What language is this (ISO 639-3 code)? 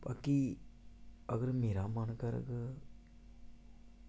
doi